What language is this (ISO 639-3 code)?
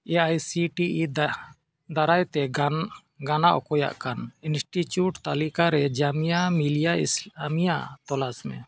sat